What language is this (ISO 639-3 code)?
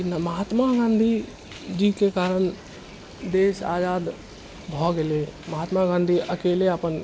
mai